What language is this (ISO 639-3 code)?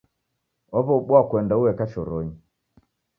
dav